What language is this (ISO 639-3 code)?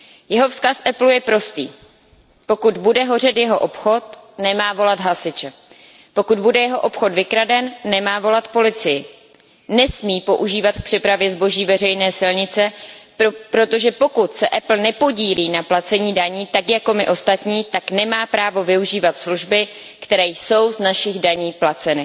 ces